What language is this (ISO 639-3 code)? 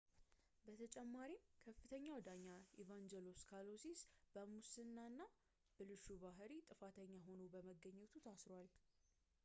amh